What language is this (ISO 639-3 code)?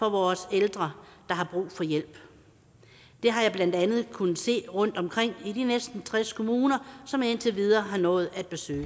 dan